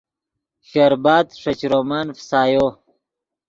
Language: Yidgha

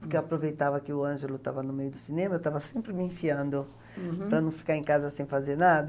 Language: Portuguese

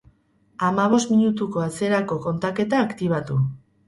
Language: Basque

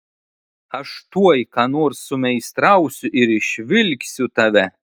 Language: Lithuanian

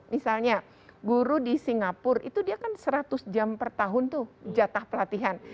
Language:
Indonesian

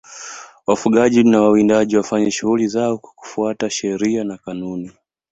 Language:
Swahili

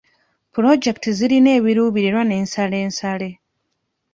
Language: Ganda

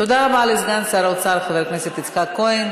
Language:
Hebrew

